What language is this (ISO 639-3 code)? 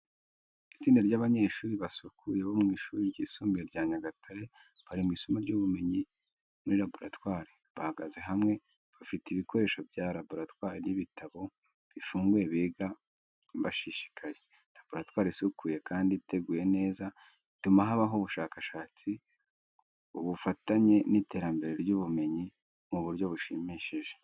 kin